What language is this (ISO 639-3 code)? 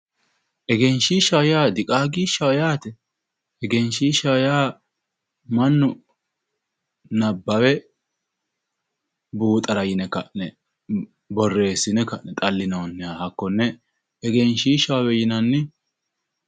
sid